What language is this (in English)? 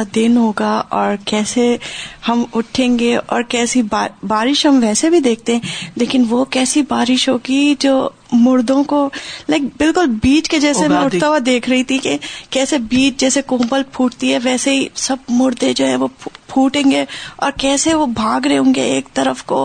Urdu